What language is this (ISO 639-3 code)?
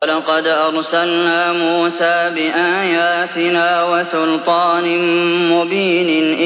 ara